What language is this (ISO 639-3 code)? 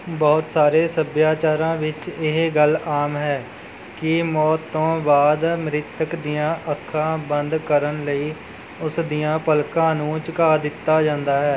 pan